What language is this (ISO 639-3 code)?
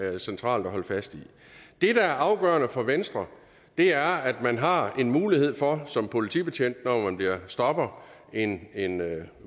dan